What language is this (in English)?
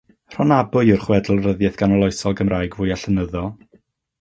Welsh